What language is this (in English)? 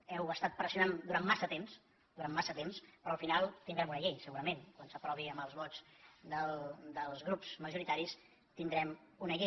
Catalan